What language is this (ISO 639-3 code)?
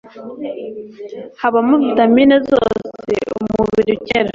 kin